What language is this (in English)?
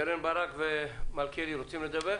Hebrew